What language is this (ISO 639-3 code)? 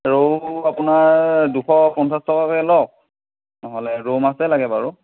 asm